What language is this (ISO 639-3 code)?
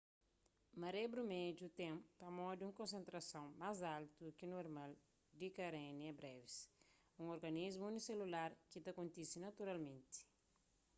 kea